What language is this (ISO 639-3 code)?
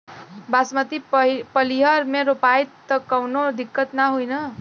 bho